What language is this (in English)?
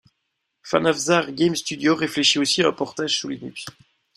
French